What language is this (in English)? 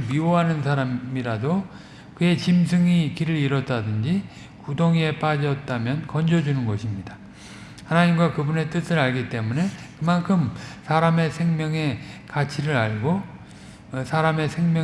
Korean